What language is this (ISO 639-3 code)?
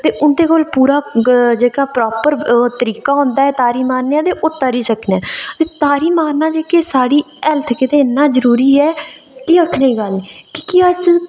doi